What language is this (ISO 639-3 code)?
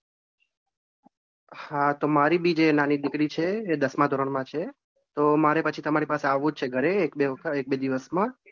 guj